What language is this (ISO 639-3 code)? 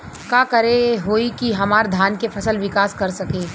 bho